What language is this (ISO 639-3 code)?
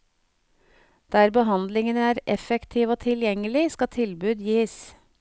nor